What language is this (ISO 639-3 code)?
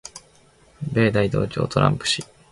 jpn